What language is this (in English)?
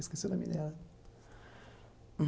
Portuguese